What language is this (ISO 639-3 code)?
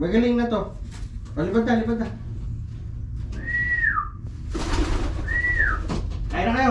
fil